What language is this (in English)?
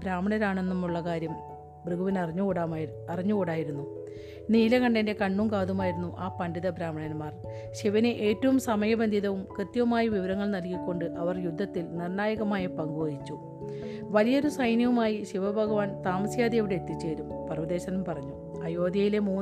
Malayalam